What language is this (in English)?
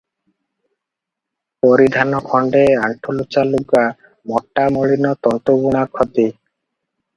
Odia